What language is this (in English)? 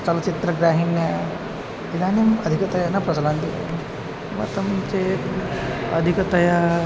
Sanskrit